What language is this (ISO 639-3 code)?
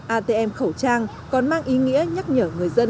vie